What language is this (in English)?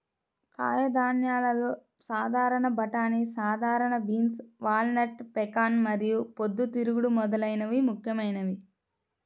Telugu